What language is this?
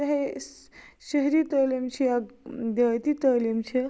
Kashmiri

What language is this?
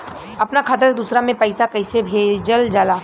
Bhojpuri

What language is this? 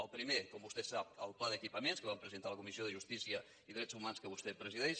Catalan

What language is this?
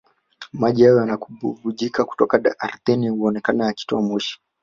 Swahili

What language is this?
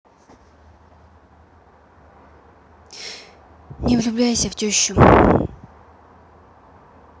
Russian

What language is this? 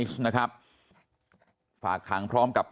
Thai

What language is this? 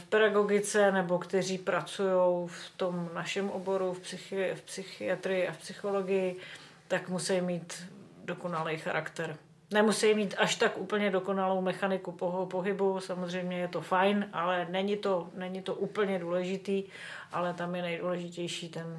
Czech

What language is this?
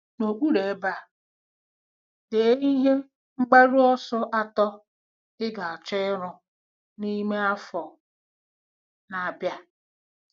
Igbo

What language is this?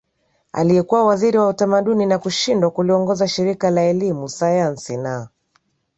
Swahili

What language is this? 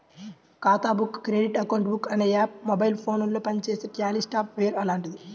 Telugu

